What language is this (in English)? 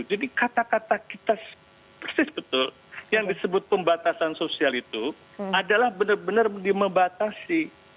Indonesian